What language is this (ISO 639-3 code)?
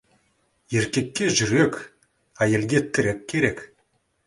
kaz